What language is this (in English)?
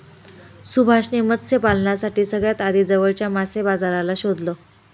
Marathi